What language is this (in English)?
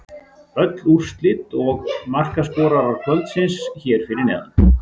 Icelandic